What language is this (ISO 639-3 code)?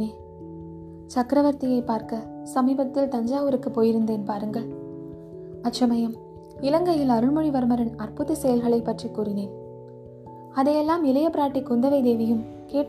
tam